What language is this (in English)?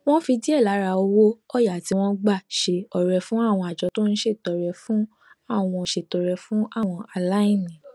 Yoruba